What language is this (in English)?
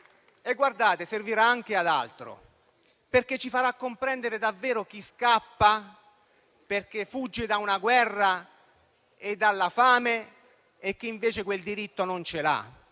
Italian